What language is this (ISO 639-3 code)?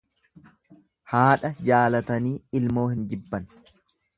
orm